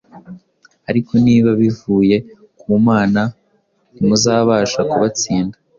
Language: Kinyarwanda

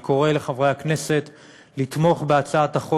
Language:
Hebrew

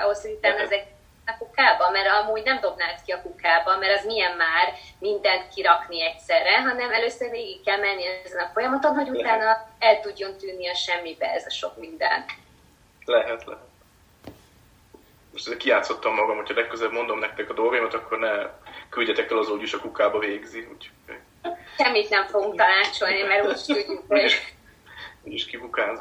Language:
Hungarian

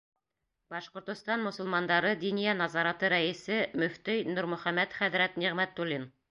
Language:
Bashkir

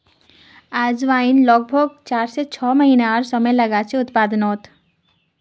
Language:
Magahi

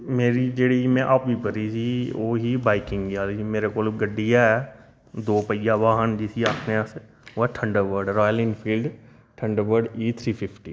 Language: Dogri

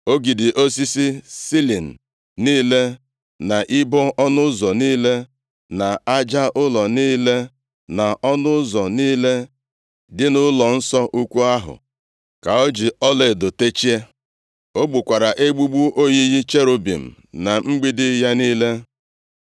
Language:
Igbo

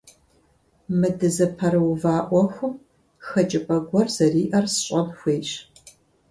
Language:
Kabardian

